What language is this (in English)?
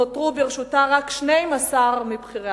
Hebrew